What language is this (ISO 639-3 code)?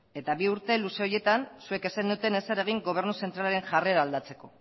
eus